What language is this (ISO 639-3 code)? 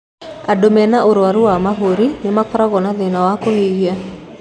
kik